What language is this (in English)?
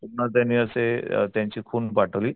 Marathi